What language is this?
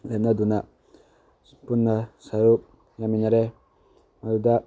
Manipuri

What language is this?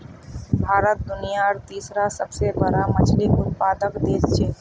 Magahi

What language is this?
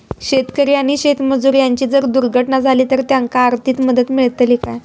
Marathi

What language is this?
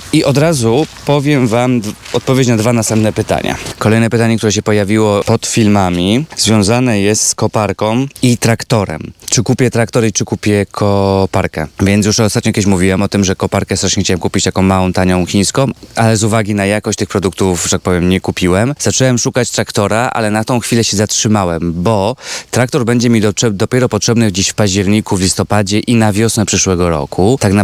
Polish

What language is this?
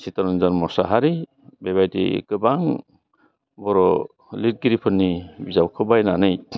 Bodo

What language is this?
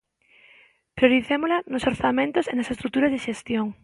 Galician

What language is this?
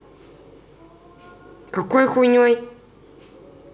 Russian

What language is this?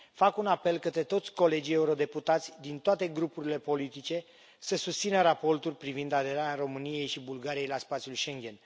Romanian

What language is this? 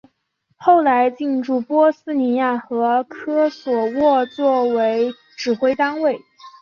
Chinese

